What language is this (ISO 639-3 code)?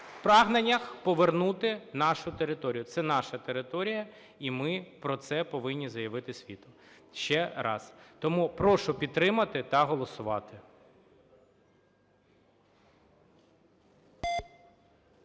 ukr